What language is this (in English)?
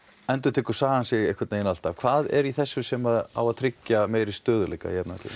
Icelandic